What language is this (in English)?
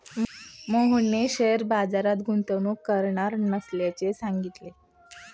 Marathi